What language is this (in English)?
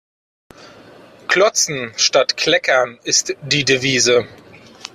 German